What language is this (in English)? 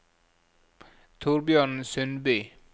Norwegian